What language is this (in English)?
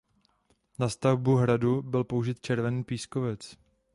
Czech